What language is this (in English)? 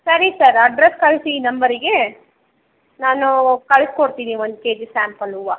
Kannada